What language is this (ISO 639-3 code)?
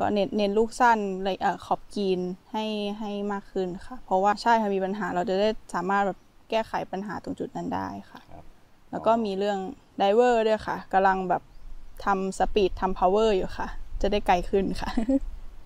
tha